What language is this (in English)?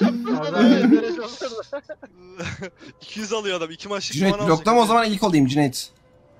Turkish